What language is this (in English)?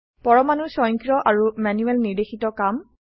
Assamese